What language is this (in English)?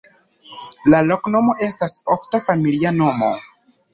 Esperanto